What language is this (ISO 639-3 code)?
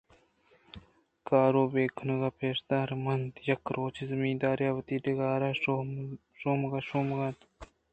bgp